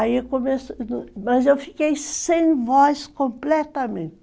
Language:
Portuguese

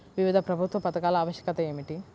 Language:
Telugu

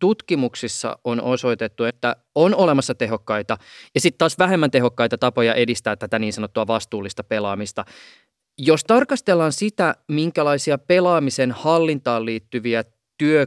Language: Finnish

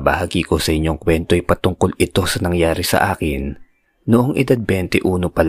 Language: Filipino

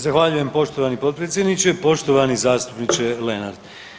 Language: Croatian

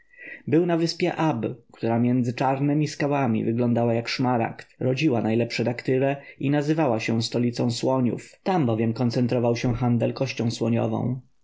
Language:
Polish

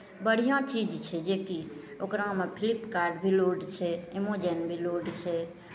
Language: Maithili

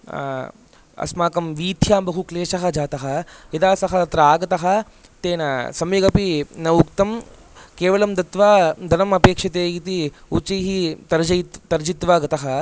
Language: Sanskrit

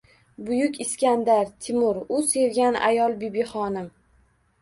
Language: Uzbek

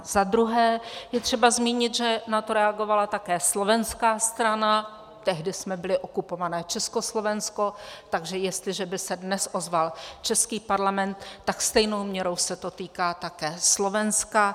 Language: Czech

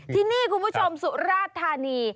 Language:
Thai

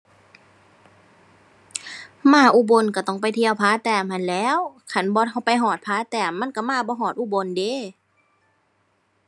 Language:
Thai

